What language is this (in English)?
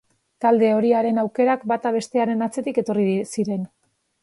Basque